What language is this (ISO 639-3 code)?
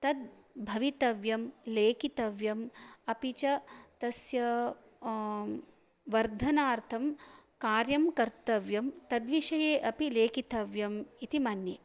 san